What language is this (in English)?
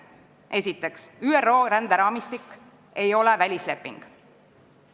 Estonian